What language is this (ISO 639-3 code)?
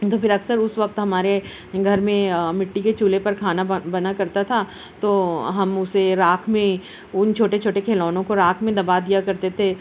urd